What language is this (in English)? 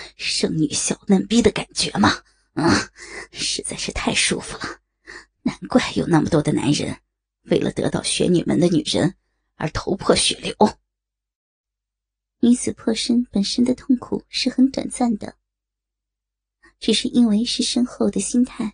Chinese